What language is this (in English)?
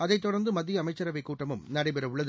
Tamil